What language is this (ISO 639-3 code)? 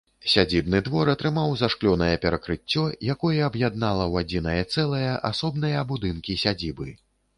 bel